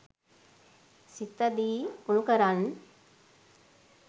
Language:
Sinhala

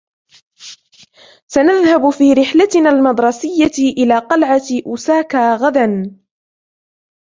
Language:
Arabic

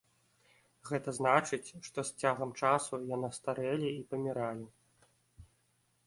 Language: Belarusian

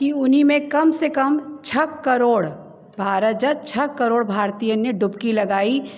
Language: Sindhi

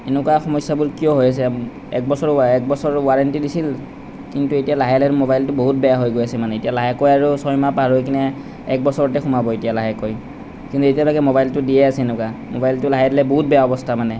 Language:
Assamese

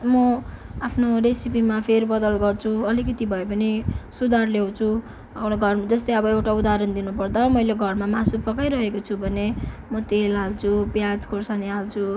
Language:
Nepali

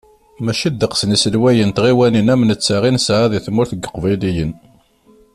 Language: Kabyle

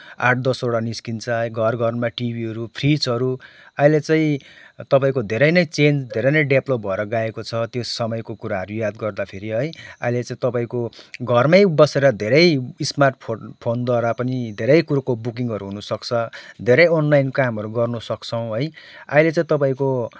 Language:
Nepali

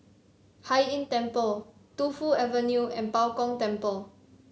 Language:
English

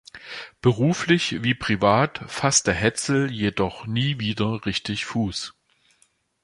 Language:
German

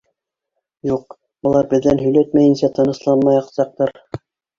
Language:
Bashkir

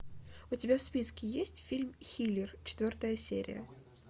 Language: Russian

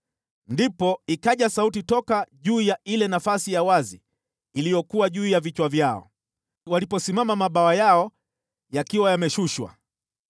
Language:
Swahili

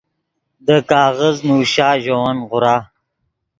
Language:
Yidgha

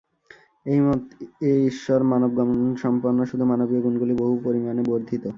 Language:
Bangla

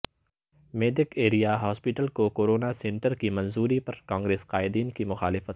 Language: Urdu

